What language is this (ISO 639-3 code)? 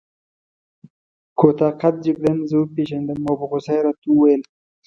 pus